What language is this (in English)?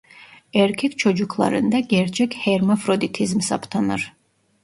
Turkish